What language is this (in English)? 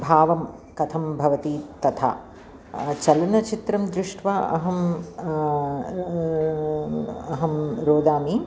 Sanskrit